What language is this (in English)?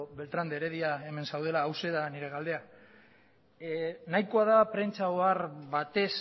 Basque